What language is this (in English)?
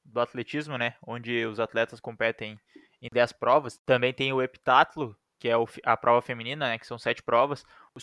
Portuguese